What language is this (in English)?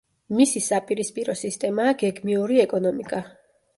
Georgian